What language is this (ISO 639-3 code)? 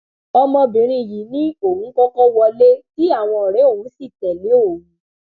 yor